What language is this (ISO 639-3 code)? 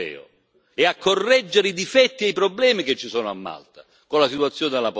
ita